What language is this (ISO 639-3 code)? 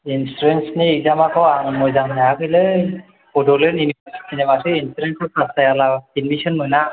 brx